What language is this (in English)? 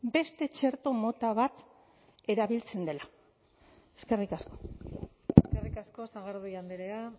Basque